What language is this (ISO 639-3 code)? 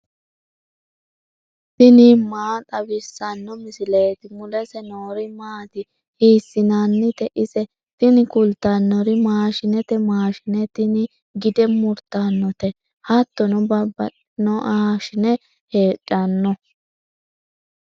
sid